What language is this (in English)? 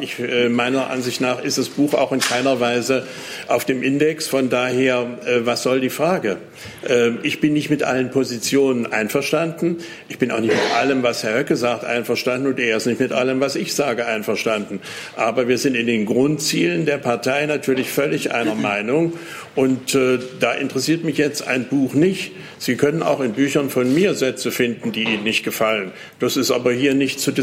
German